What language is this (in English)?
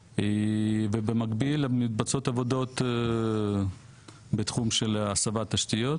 Hebrew